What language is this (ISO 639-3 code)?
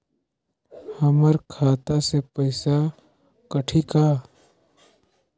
hne